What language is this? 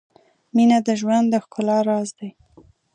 Pashto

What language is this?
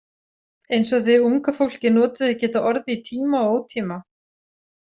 Icelandic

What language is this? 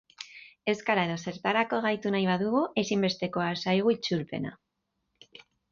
Basque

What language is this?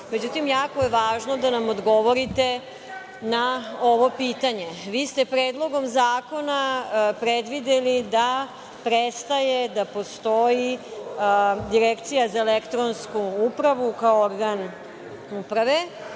Serbian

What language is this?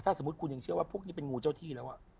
Thai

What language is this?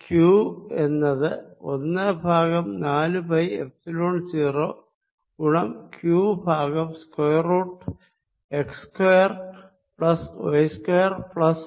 Malayalam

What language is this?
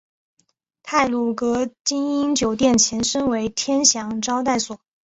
Chinese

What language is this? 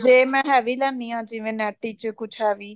Punjabi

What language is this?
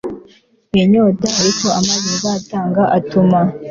Kinyarwanda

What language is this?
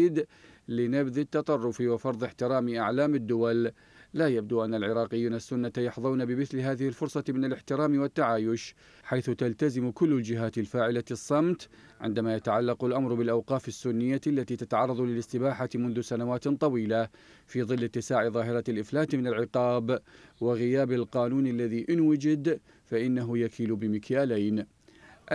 Arabic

